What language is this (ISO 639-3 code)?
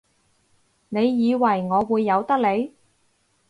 yue